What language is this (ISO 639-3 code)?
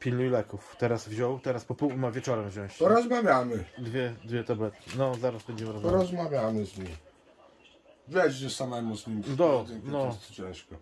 pol